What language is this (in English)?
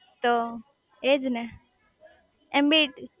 Gujarati